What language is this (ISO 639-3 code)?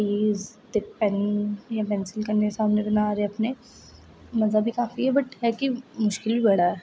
doi